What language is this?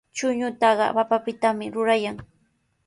Sihuas Ancash Quechua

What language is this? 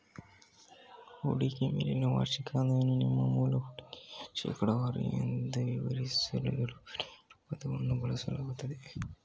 Kannada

